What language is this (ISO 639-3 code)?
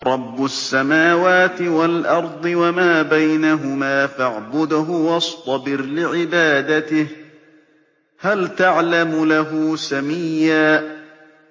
ara